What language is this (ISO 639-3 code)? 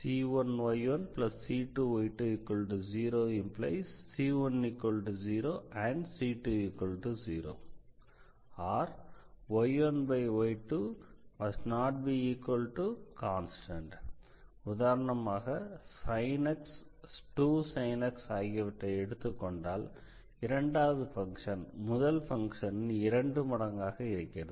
tam